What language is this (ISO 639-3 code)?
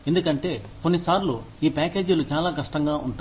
tel